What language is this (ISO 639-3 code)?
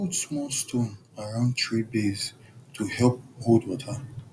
pcm